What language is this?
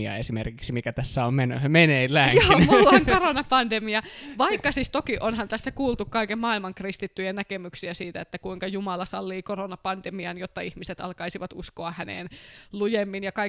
Finnish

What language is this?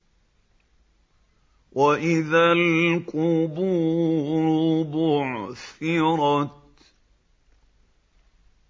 Arabic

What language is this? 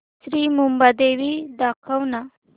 Marathi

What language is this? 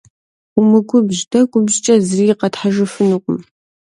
Kabardian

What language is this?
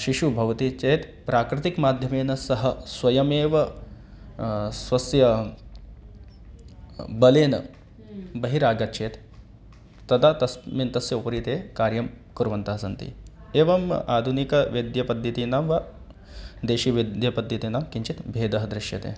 Sanskrit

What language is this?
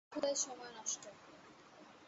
Bangla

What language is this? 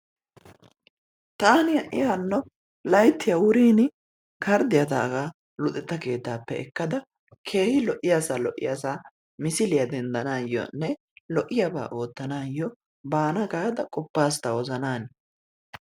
Wolaytta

